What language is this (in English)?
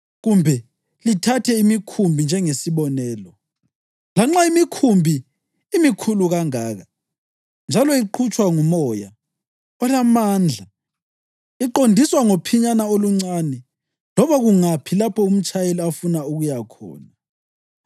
North Ndebele